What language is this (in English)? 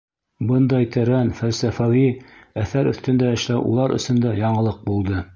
Bashkir